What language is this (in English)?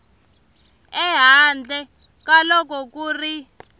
Tsonga